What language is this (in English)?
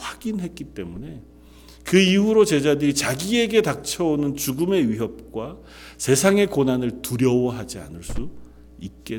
Korean